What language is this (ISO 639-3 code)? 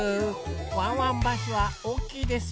jpn